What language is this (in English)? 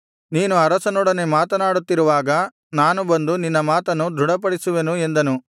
Kannada